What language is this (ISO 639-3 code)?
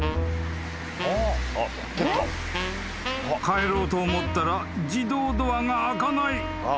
jpn